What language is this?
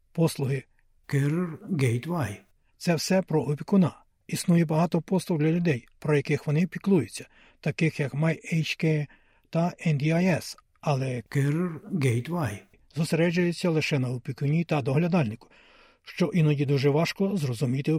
Ukrainian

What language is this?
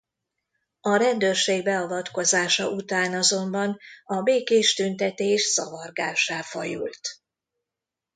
Hungarian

